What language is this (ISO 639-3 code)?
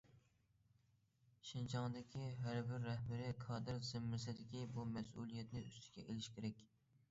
uig